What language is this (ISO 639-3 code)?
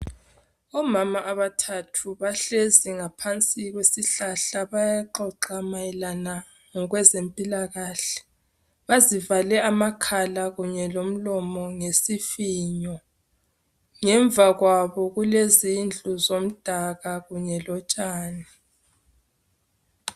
nde